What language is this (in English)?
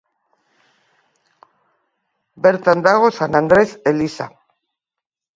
Basque